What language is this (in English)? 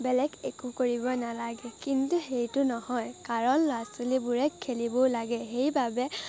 Assamese